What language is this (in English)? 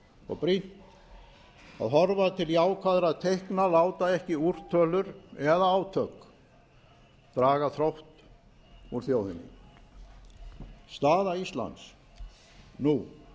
Icelandic